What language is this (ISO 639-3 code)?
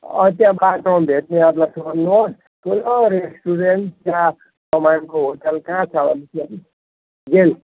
nep